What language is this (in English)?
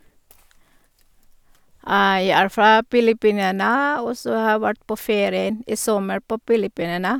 Norwegian